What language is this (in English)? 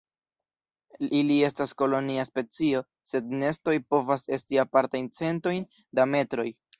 Esperanto